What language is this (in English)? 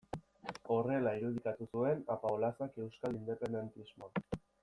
Basque